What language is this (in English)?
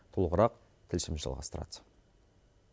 Kazakh